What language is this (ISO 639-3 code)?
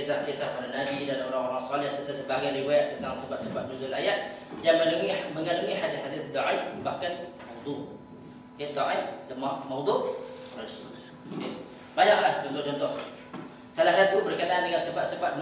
msa